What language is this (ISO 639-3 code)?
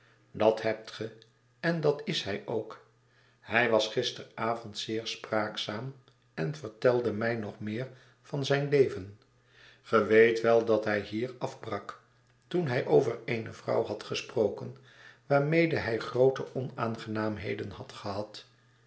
nld